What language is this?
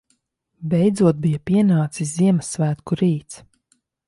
Latvian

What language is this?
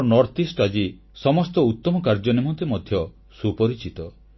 Odia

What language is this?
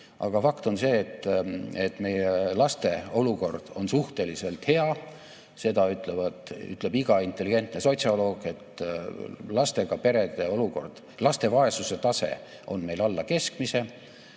Estonian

